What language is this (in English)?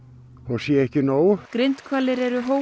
Icelandic